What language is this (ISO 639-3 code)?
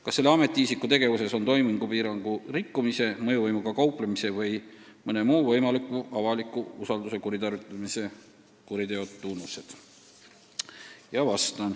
est